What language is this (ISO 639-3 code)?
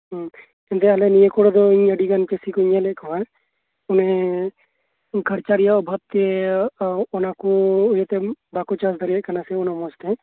sat